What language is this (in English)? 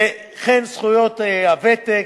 Hebrew